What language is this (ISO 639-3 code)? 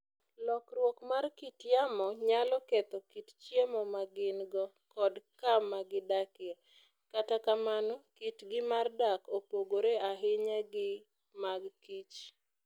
luo